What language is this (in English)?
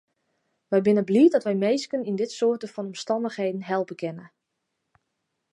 Western Frisian